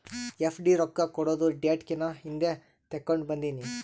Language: Kannada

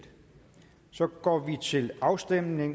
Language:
Danish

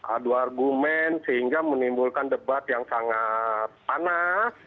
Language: Indonesian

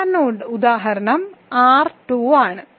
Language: Malayalam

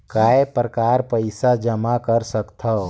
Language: Chhattisgarhi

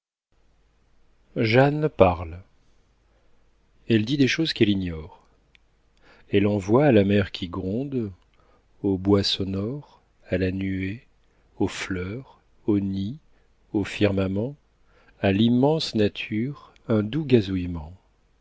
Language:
French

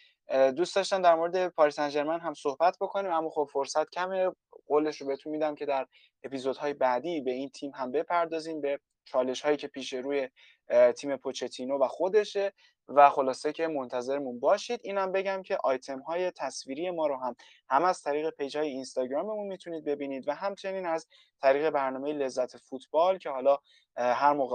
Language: Persian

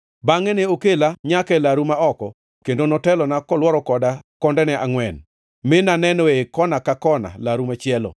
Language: Luo (Kenya and Tanzania)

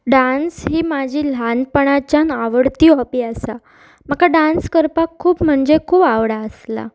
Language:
Konkani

